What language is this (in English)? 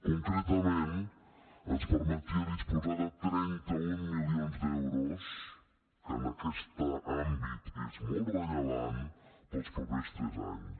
Catalan